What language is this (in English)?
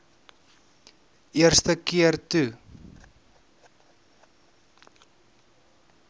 Afrikaans